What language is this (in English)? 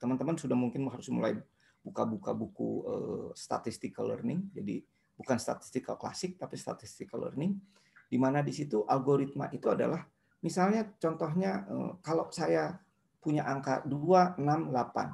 Indonesian